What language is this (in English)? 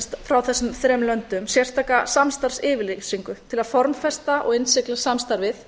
Icelandic